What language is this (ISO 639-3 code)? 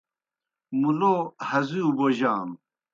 plk